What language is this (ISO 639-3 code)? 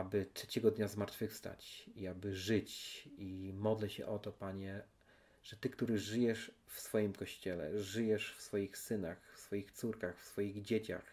pol